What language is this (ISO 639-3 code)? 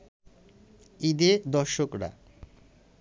ben